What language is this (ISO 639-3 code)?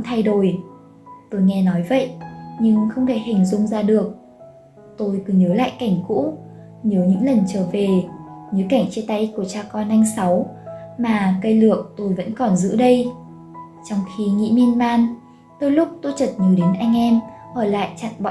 vie